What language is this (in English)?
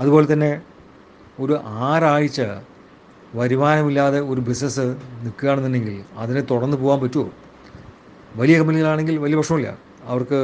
Malayalam